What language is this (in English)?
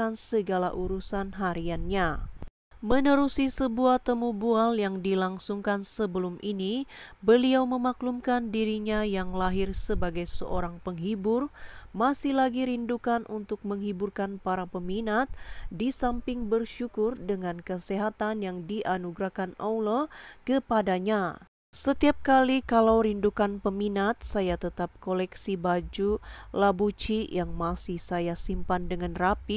Indonesian